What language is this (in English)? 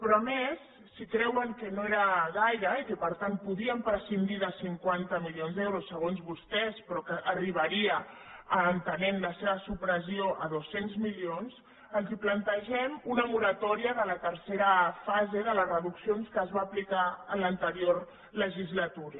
Catalan